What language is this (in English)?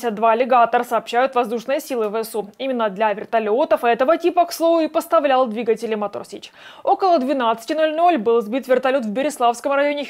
Russian